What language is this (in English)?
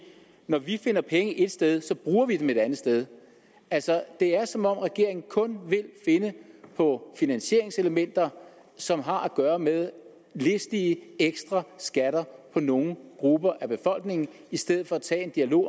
Danish